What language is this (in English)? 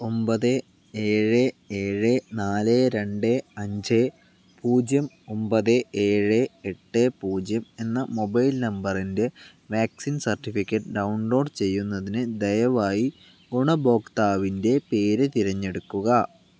Malayalam